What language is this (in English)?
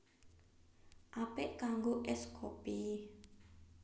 Javanese